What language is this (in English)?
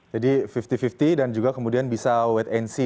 Indonesian